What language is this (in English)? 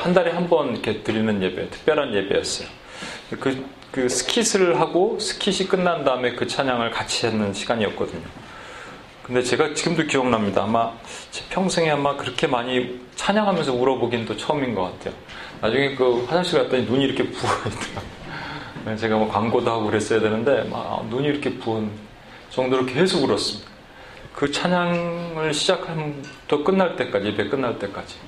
Korean